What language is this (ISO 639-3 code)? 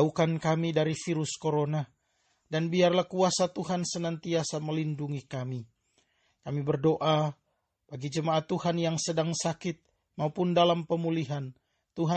ind